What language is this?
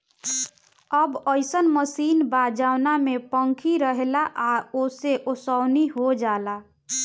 Bhojpuri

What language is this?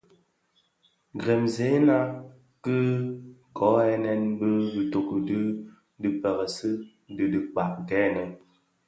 Bafia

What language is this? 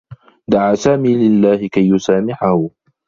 Arabic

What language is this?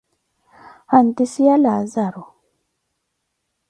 Koti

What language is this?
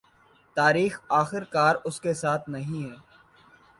Urdu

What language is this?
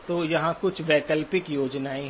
Hindi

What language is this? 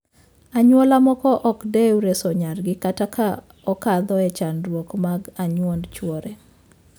Luo (Kenya and Tanzania)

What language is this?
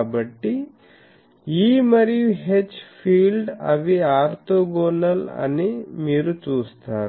Telugu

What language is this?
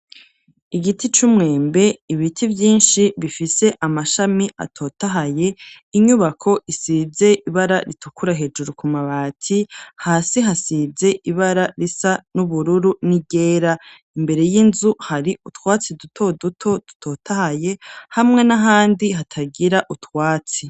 Rundi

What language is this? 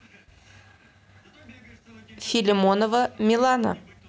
Russian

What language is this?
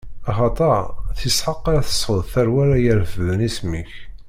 Kabyle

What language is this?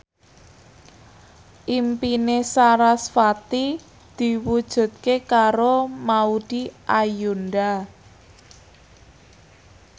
Javanese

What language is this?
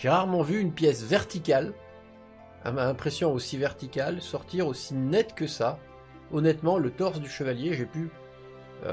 French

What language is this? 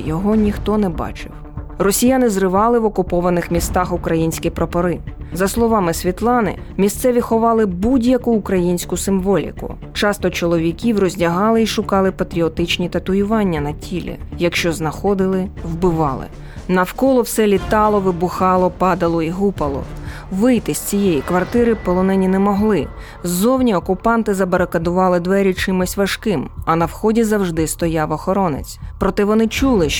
Ukrainian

